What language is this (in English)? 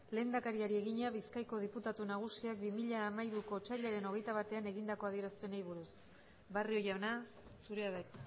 Basque